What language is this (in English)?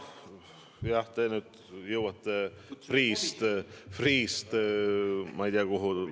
Estonian